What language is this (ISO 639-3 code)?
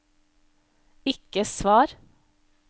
nor